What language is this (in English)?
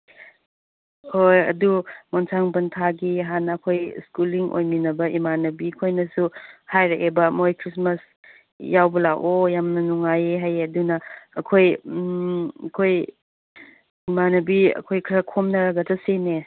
Manipuri